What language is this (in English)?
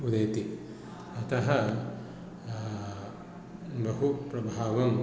Sanskrit